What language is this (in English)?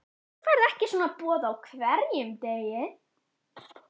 Icelandic